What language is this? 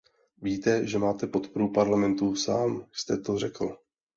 Czech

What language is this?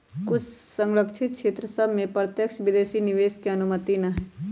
Magahi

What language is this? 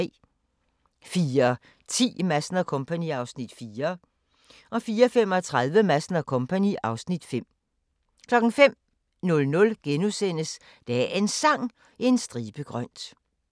Danish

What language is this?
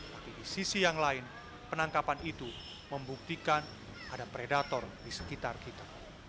Indonesian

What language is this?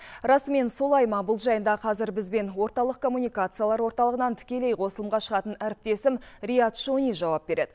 Kazakh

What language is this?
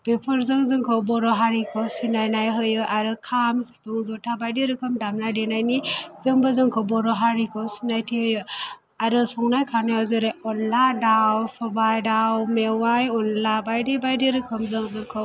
Bodo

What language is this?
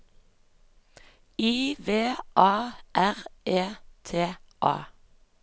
Norwegian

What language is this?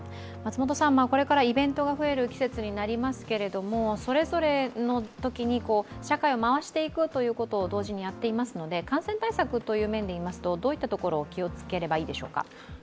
Japanese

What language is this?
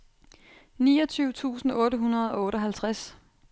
Danish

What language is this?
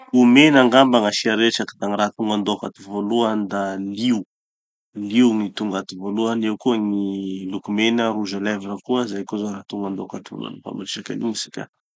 Tanosy Malagasy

